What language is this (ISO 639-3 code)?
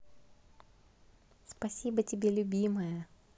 rus